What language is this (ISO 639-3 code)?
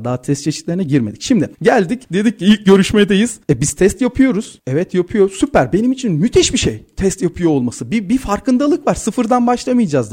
tur